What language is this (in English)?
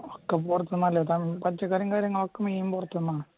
Malayalam